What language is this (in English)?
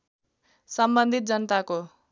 Nepali